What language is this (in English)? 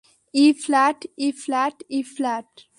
Bangla